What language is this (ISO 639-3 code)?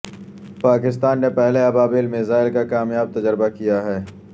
urd